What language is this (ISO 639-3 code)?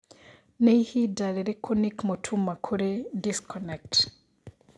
kik